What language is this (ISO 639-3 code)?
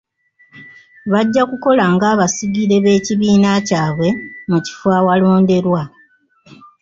lug